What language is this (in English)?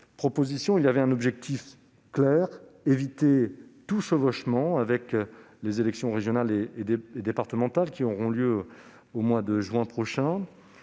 French